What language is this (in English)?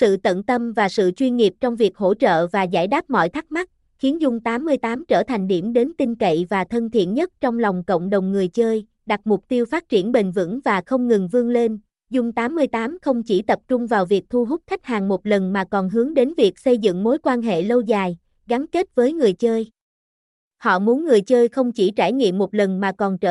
Vietnamese